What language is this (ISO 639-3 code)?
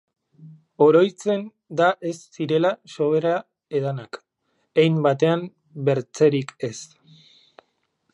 eus